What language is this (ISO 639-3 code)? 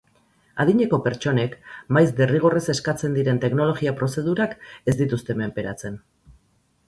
eus